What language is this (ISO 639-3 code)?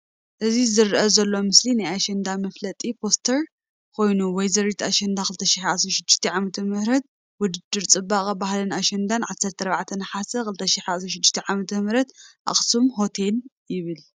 tir